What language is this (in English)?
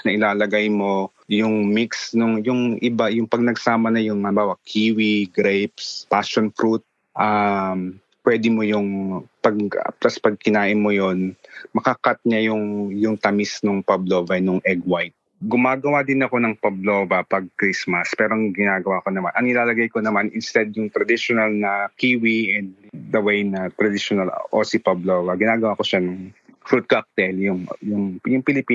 Filipino